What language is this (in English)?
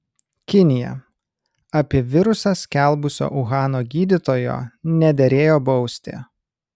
Lithuanian